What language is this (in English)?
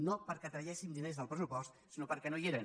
Catalan